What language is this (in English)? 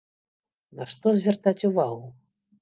Belarusian